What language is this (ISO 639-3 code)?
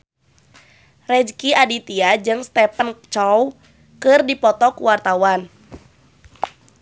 sun